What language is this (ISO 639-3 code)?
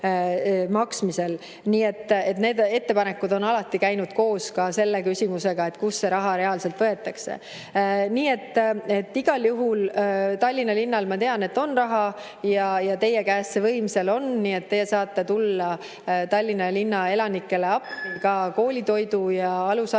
est